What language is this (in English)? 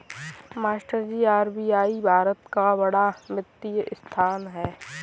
Hindi